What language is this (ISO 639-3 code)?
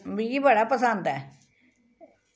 doi